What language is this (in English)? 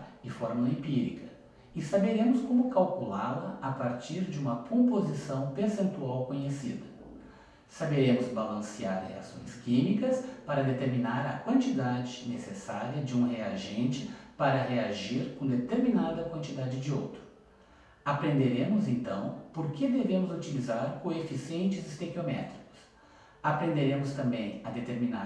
Portuguese